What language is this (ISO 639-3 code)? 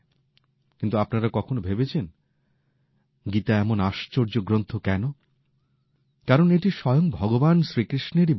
ben